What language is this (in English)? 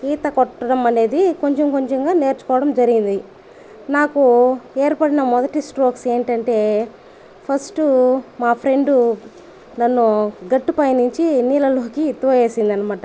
Telugu